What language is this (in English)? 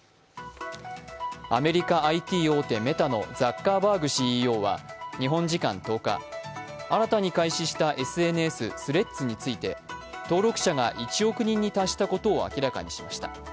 Japanese